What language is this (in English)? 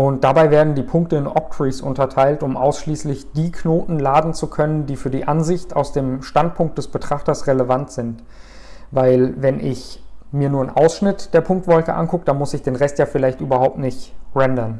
German